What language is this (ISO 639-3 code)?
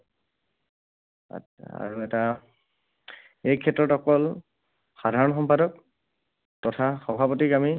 asm